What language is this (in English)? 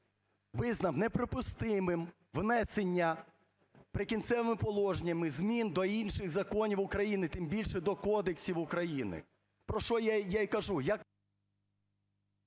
Ukrainian